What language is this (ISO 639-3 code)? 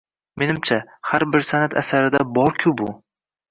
uzb